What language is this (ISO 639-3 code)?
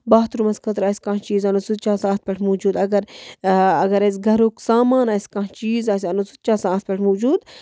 kas